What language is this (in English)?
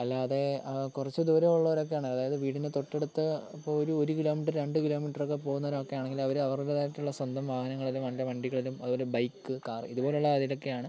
Malayalam